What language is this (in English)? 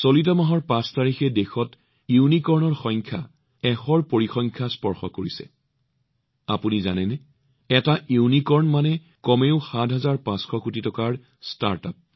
Assamese